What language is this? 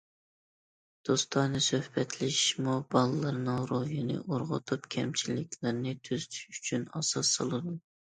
Uyghur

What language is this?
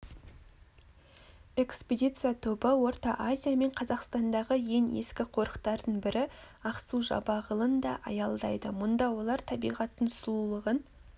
Kazakh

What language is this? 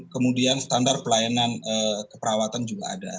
Indonesian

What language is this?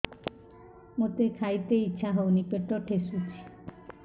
Odia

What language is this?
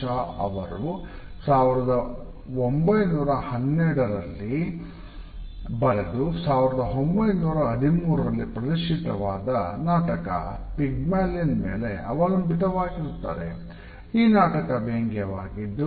Kannada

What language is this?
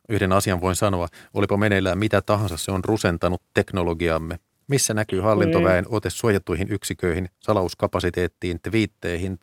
Finnish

